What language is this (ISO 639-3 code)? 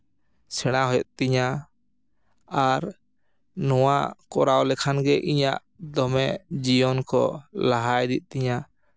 sat